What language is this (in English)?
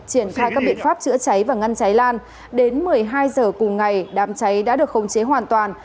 Vietnamese